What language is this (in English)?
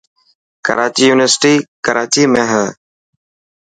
Dhatki